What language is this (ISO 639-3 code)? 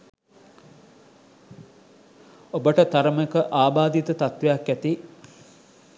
sin